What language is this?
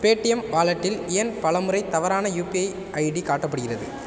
Tamil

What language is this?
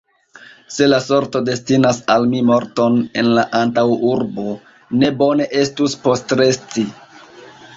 Esperanto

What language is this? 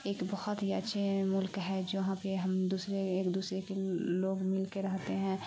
Urdu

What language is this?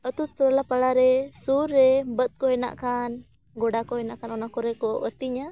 Santali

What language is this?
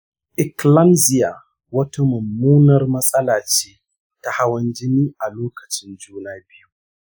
Hausa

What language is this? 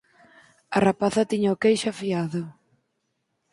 Galician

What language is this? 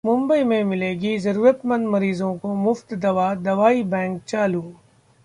Hindi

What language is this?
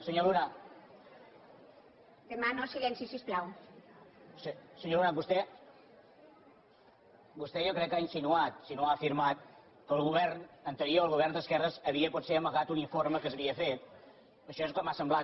Catalan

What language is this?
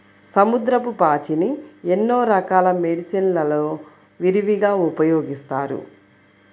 Telugu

